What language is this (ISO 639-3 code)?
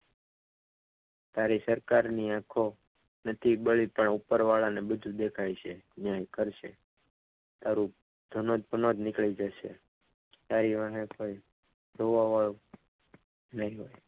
guj